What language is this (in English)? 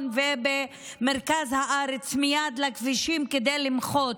Hebrew